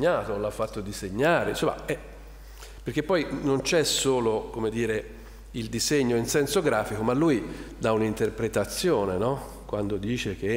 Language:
Italian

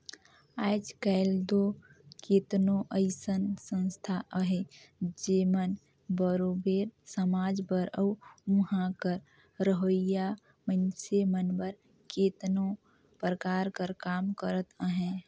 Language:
Chhattisgarhi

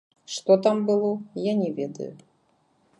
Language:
Belarusian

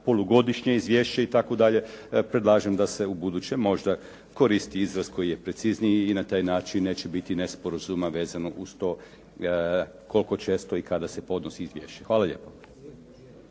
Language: Croatian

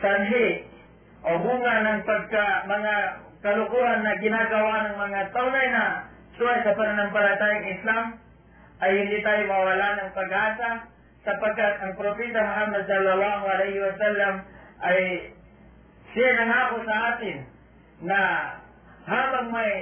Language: Filipino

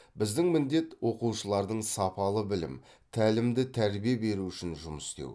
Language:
Kazakh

